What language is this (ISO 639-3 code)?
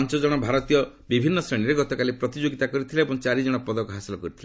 ori